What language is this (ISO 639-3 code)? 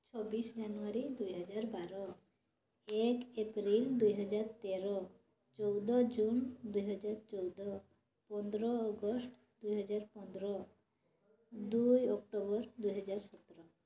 ori